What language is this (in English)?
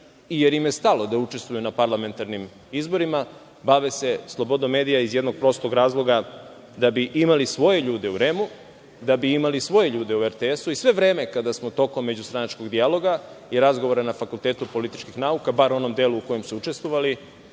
Serbian